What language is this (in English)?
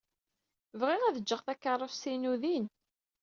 Kabyle